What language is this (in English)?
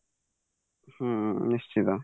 Odia